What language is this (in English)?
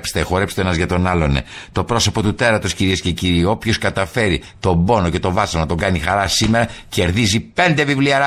Greek